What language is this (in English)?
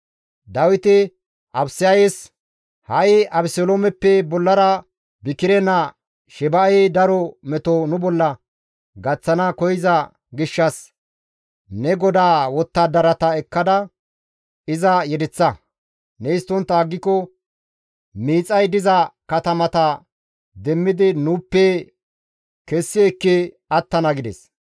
Gamo